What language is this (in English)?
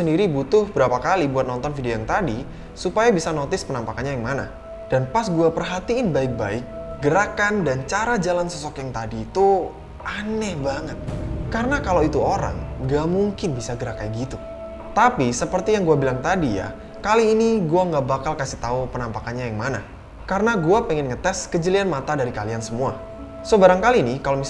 Indonesian